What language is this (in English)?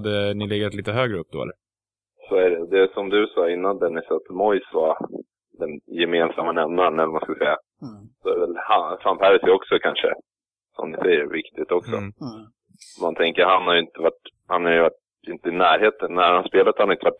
Swedish